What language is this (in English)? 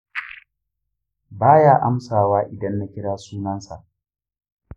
Hausa